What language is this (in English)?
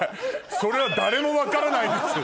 Japanese